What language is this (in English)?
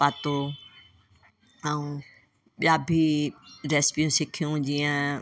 Sindhi